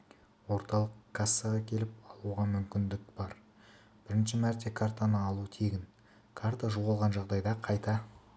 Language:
Kazakh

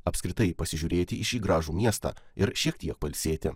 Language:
Lithuanian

